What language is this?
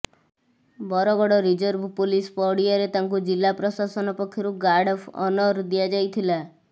Odia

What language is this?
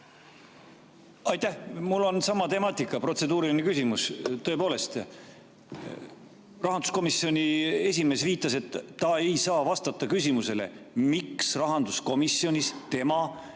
Estonian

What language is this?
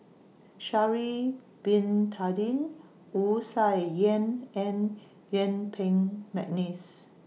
English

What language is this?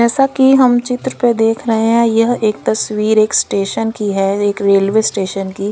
Hindi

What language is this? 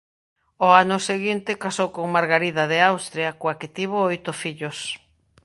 Galician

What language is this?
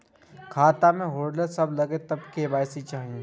Maithili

